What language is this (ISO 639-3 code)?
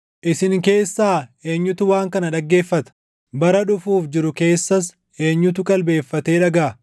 orm